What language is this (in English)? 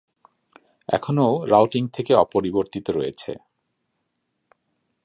Bangla